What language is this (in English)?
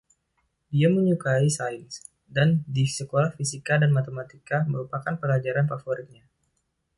Indonesian